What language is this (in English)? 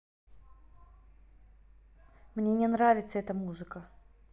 Russian